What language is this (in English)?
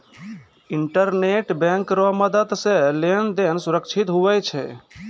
Maithili